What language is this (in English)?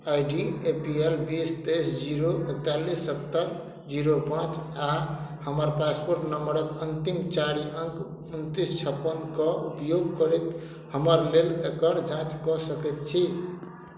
Maithili